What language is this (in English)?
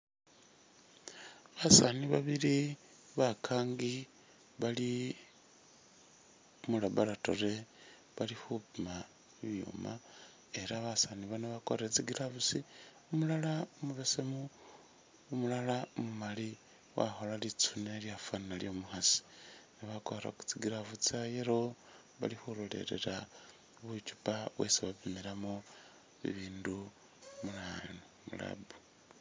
Masaaba